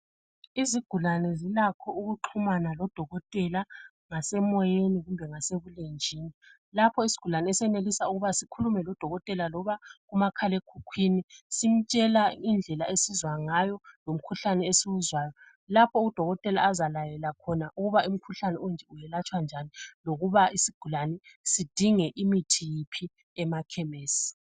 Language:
North Ndebele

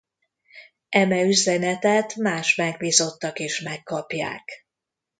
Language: Hungarian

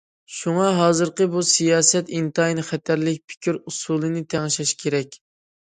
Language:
Uyghur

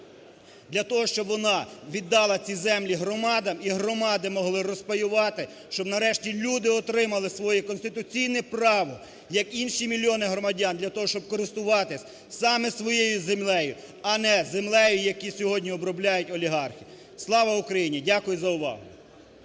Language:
Ukrainian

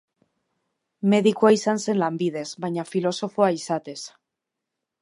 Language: Basque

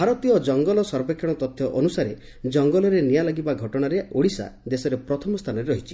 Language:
Odia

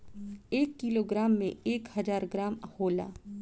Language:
Bhojpuri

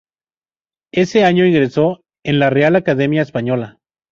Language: Spanish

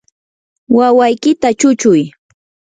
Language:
Yanahuanca Pasco Quechua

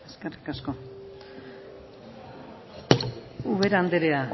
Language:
Basque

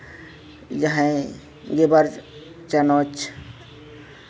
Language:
Santali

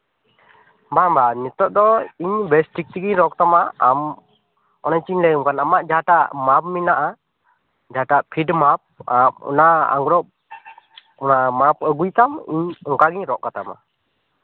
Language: Santali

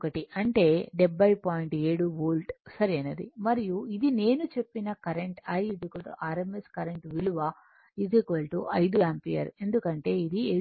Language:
Telugu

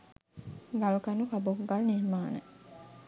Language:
Sinhala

